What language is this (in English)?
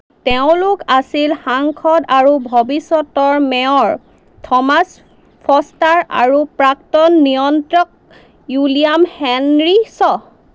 Assamese